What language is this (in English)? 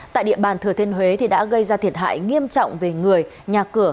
Vietnamese